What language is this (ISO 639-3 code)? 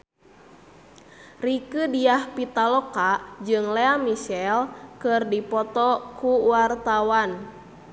sun